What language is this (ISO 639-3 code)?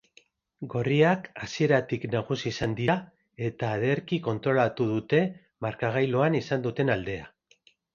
eus